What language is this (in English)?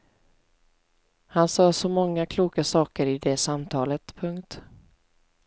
Swedish